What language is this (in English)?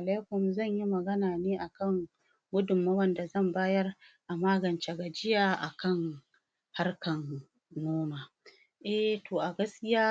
Hausa